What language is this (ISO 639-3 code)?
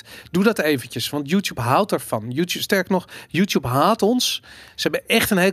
nld